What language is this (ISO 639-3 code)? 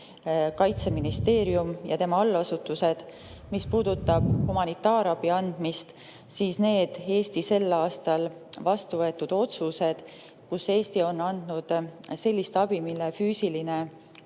est